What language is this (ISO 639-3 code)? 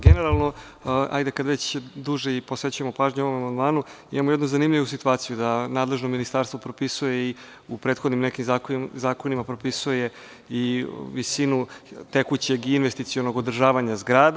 srp